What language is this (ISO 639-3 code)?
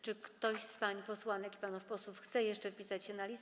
pol